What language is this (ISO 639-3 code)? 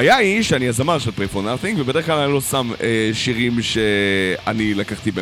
heb